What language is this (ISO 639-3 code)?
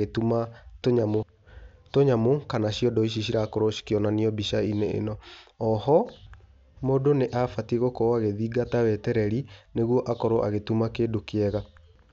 kik